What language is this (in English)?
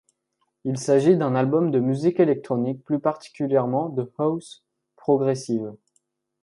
French